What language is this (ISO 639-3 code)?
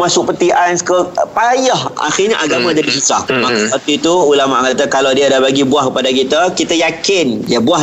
msa